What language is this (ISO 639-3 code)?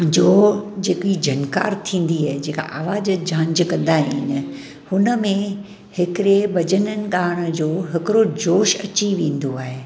snd